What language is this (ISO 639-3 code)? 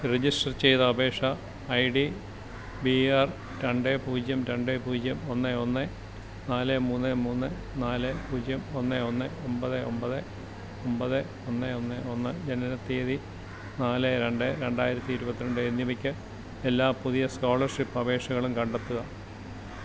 mal